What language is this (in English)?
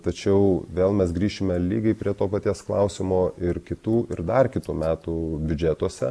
Lithuanian